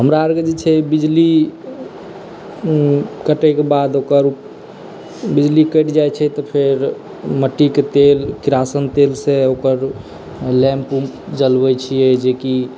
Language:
Maithili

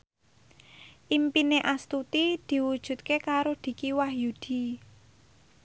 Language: Javanese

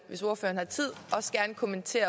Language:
Danish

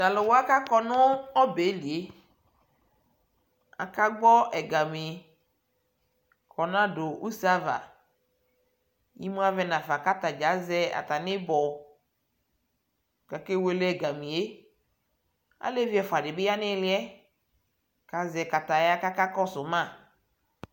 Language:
Ikposo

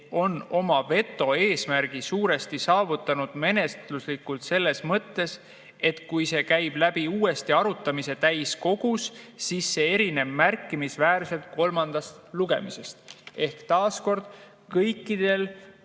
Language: Estonian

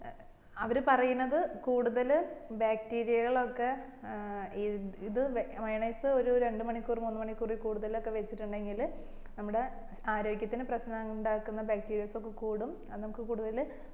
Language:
Malayalam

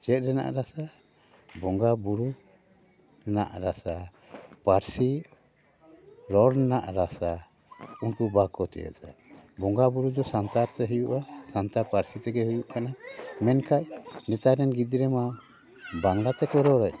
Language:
Santali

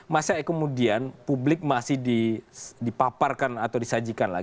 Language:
Indonesian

